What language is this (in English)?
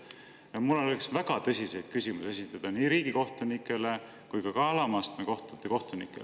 Estonian